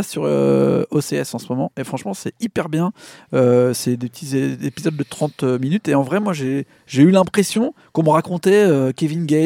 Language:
French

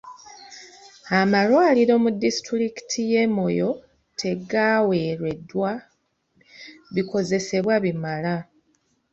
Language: Ganda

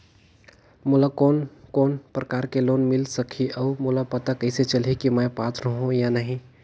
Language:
Chhattisgarhi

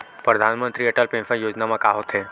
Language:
Chhattisgarhi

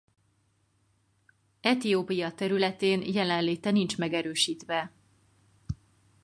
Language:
Hungarian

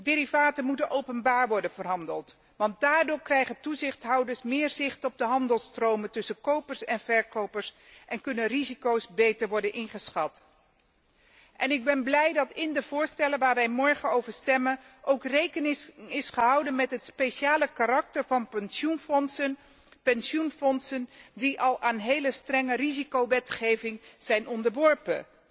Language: Dutch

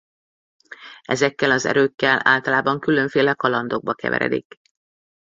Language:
Hungarian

